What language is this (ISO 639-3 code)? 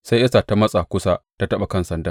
hau